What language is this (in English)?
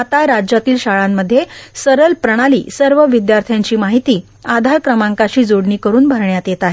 Marathi